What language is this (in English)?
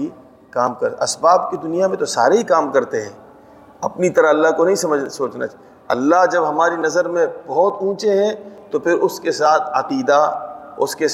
Urdu